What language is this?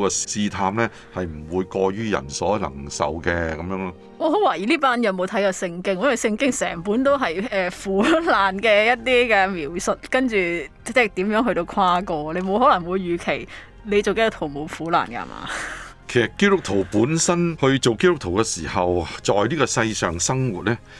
Chinese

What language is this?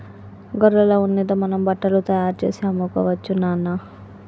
Telugu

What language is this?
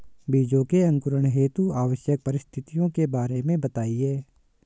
Hindi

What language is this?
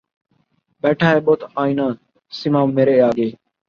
Urdu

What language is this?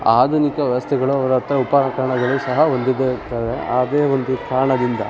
Kannada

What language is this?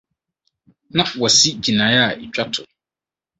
Akan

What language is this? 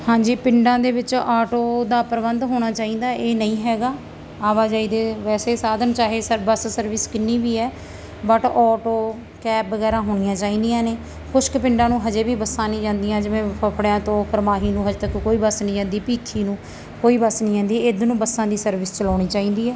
Punjabi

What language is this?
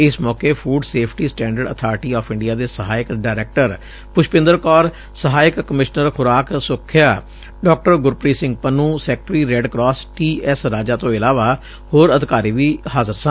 Punjabi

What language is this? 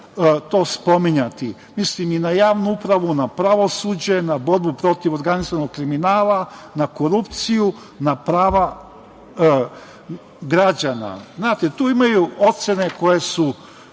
Serbian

